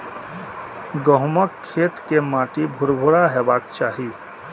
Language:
Maithili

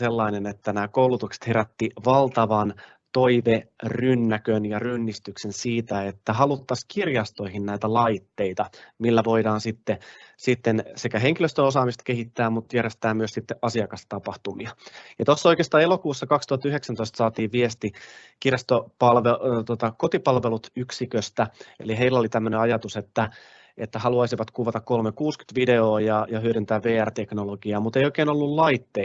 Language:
Finnish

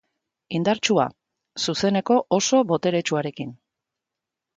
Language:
Basque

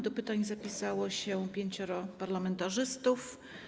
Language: Polish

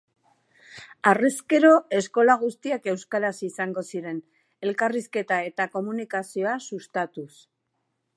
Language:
Basque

